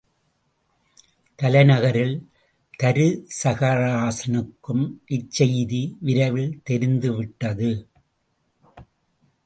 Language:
Tamil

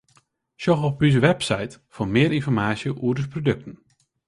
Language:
Western Frisian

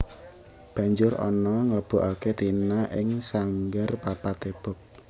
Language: Javanese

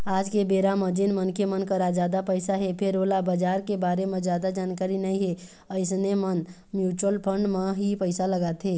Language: Chhattisgarhi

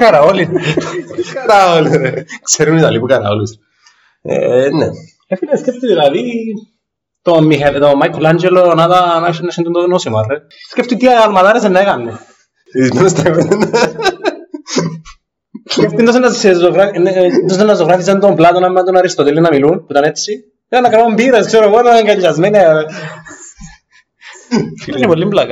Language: Greek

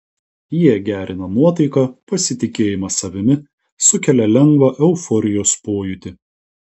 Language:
Lithuanian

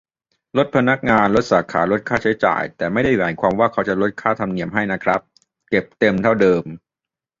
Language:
Thai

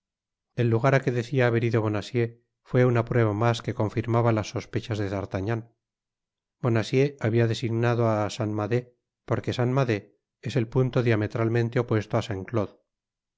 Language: Spanish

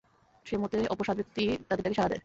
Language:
Bangla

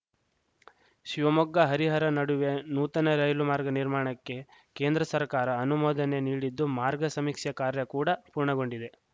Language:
Kannada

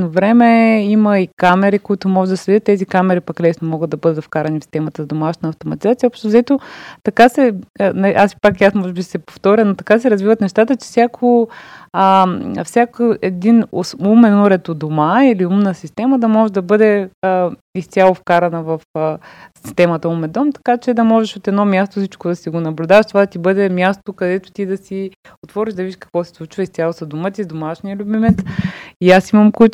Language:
Bulgarian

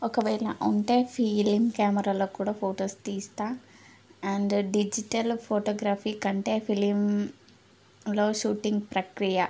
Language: Telugu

